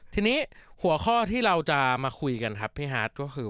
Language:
Thai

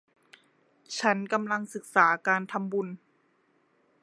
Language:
Thai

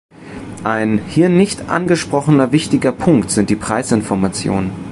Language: German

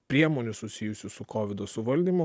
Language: Lithuanian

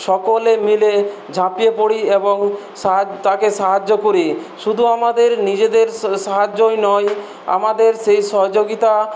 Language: Bangla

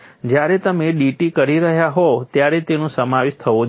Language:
Gujarati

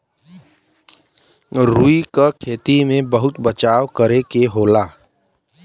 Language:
Bhojpuri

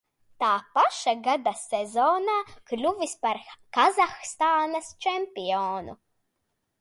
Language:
Latvian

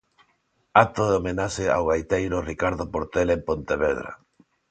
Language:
Galician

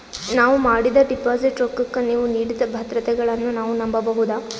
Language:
Kannada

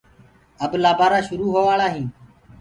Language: Gurgula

